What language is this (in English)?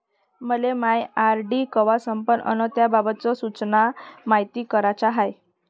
Marathi